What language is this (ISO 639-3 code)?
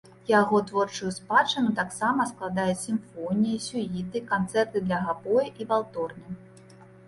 bel